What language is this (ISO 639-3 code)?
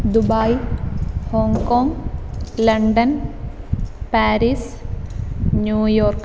mal